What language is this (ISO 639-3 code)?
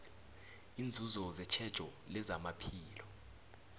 nbl